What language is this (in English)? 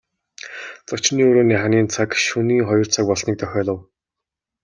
Mongolian